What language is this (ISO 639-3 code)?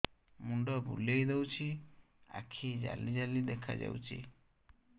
ori